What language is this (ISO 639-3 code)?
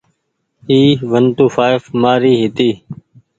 gig